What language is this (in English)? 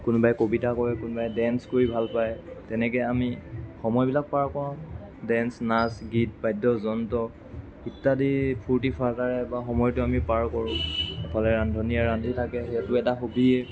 Assamese